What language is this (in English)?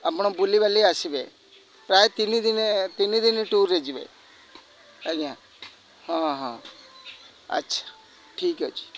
Odia